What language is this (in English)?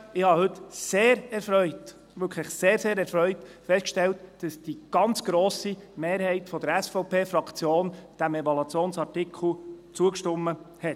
Swiss German